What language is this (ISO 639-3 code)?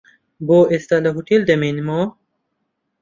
ckb